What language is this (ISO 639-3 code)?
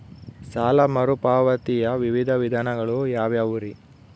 kan